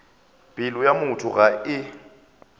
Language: Northern Sotho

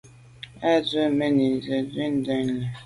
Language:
Medumba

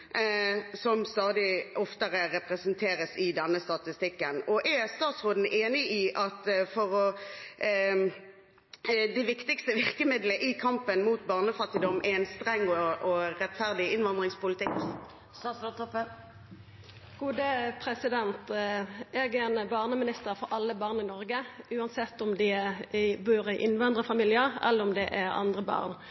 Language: Norwegian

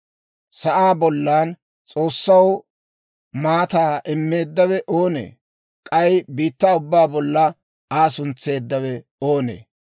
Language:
Dawro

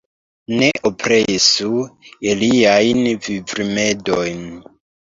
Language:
Esperanto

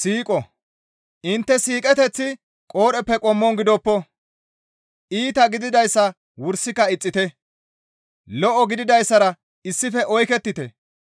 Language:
Gamo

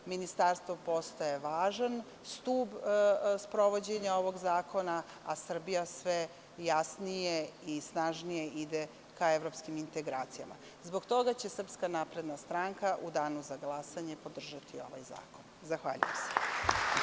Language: Serbian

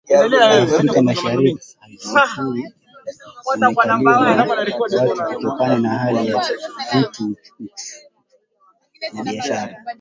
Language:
Swahili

